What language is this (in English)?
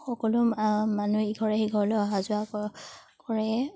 Assamese